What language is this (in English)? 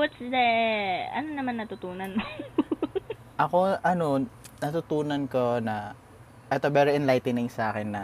Filipino